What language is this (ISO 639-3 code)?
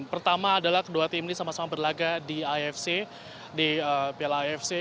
ind